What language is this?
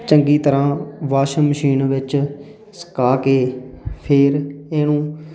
Punjabi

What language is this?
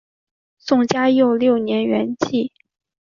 Chinese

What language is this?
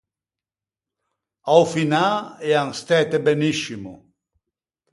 Ligurian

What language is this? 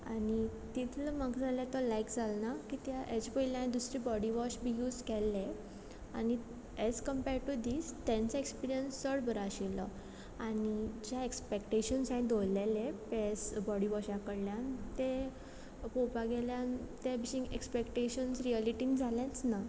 Konkani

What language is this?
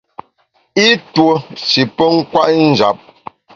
Bamun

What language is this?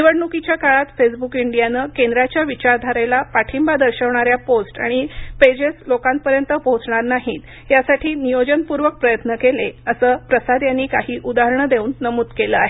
Marathi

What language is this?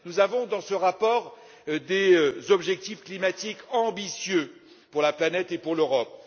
French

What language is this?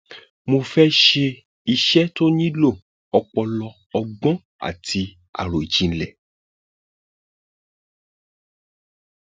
Yoruba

